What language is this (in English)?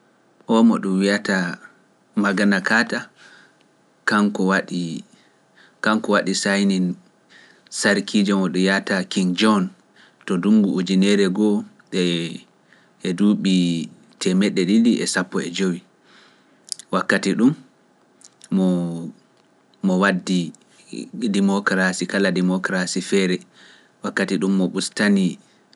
Pular